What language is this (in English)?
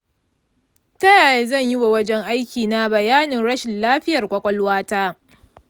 Hausa